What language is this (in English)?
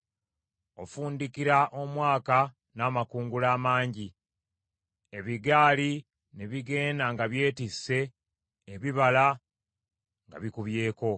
Ganda